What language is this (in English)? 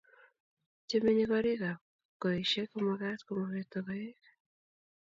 Kalenjin